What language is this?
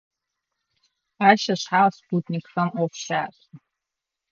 Adyghe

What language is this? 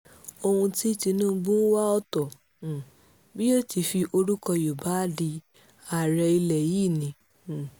Yoruba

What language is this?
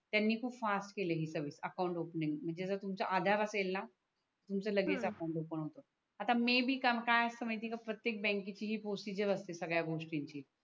Marathi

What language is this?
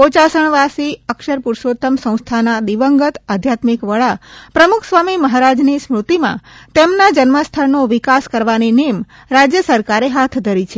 Gujarati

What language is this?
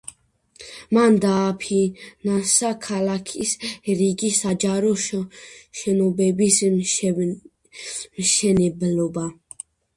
Georgian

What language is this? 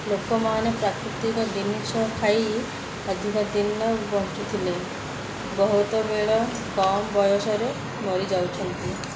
Odia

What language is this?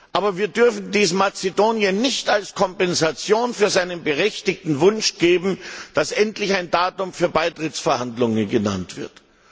German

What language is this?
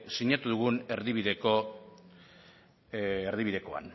Basque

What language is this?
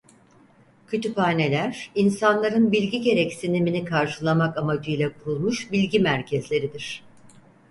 Turkish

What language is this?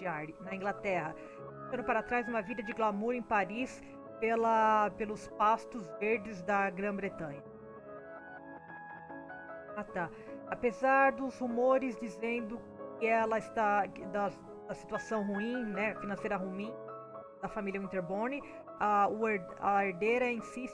Portuguese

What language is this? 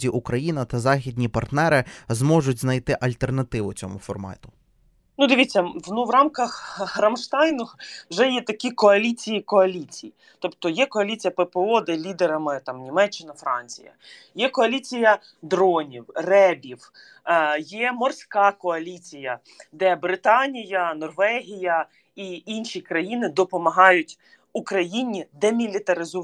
Ukrainian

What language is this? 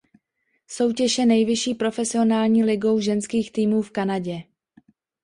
Czech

